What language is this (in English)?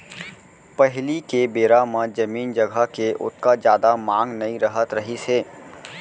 Chhattisgarhi